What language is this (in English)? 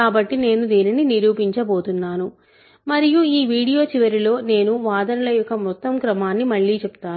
Telugu